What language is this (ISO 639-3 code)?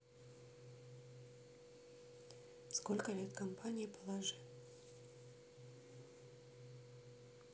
rus